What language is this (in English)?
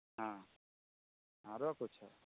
Maithili